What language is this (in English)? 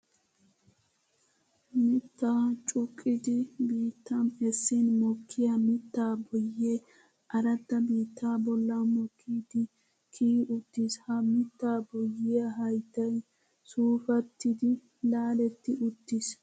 Wolaytta